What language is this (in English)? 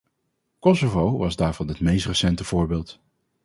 Dutch